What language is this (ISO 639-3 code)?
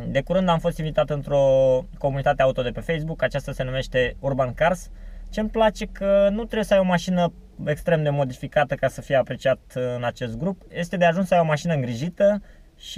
ron